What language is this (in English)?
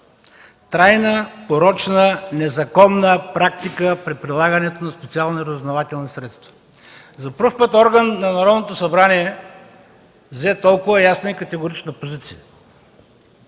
Bulgarian